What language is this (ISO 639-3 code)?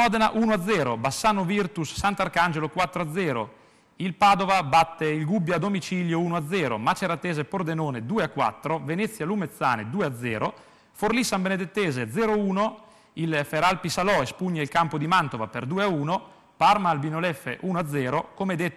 ita